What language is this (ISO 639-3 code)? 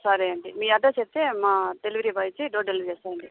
tel